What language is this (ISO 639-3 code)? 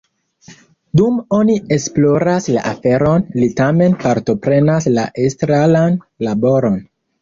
epo